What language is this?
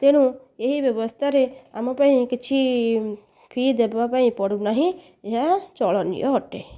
Odia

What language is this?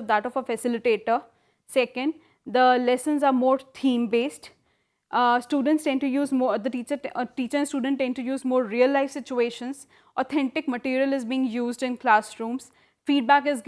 English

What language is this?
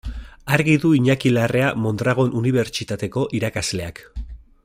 Basque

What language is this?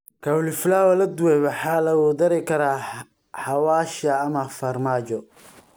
Somali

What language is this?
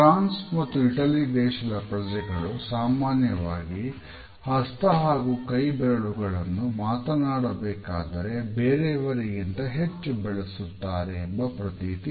Kannada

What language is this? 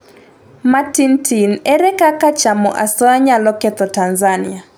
Luo (Kenya and Tanzania)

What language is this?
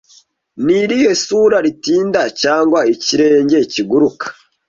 Kinyarwanda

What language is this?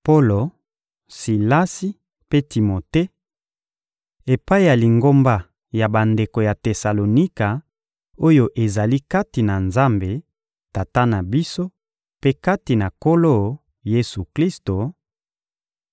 Lingala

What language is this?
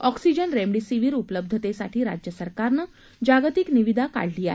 Marathi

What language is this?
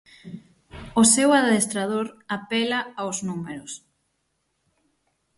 Galician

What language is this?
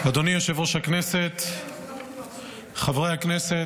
Hebrew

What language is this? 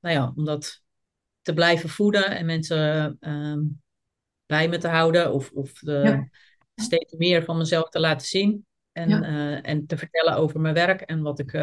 Dutch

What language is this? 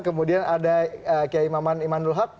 Indonesian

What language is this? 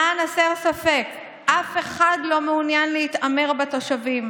Hebrew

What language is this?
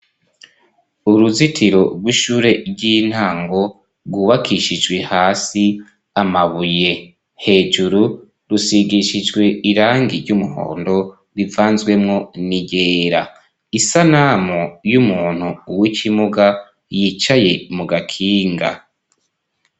Rundi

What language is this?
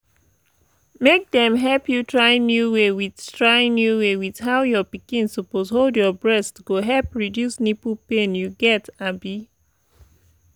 Nigerian Pidgin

